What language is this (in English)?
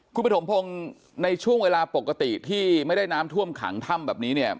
Thai